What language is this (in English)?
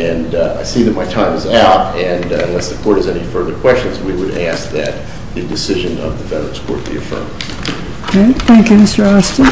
English